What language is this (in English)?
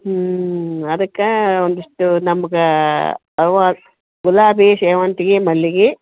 Kannada